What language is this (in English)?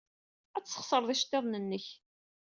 Kabyle